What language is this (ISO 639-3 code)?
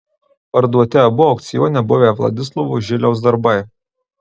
lit